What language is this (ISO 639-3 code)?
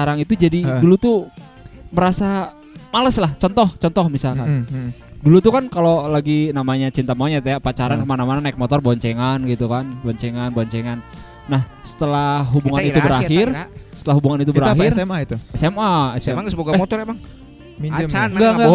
ind